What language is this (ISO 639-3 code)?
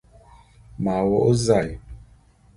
bum